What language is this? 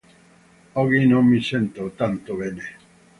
Italian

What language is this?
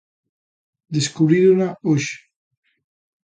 Galician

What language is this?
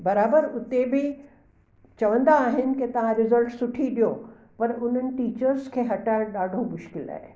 Sindhi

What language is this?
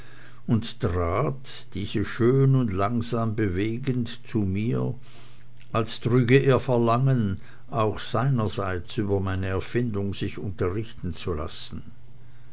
German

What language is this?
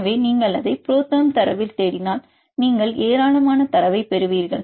Tamil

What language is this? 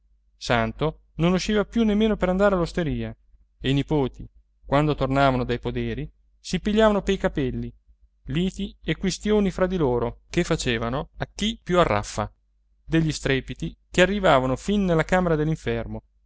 Italian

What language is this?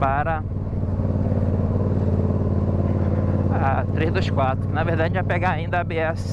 Portuguese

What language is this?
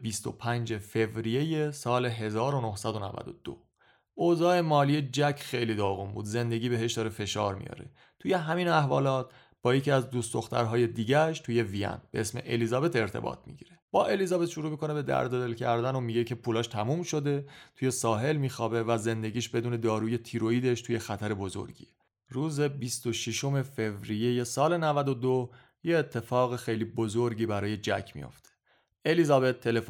Persian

